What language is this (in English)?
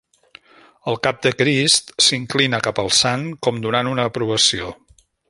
Catalan